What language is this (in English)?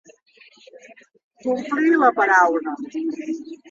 Catalan